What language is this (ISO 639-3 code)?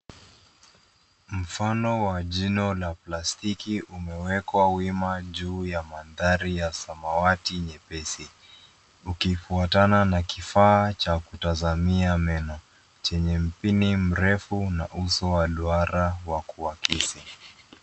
swa